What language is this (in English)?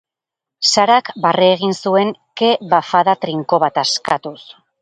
Basque